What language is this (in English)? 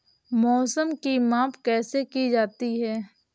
Hindi